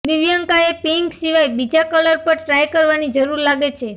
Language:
Gujarati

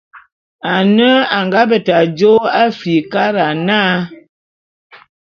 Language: Bulu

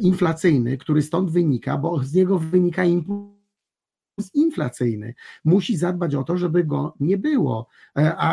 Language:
Polish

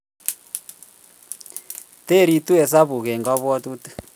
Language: Kalenjin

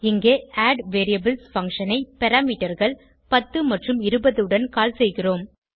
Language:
Tamil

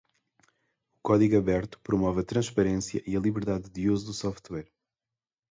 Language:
Portuguese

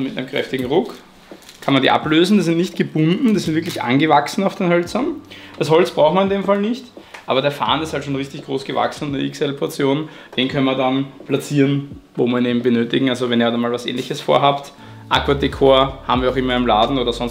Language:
German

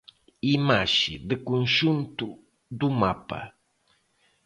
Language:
Galician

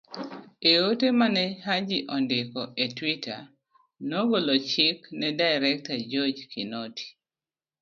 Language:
Luo (Kenya and Tanzania)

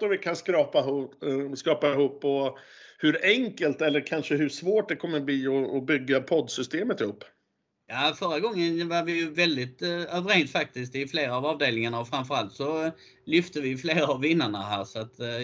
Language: Swedish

